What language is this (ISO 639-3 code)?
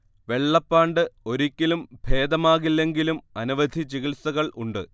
mal